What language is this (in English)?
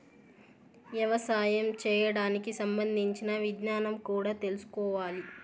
Telugu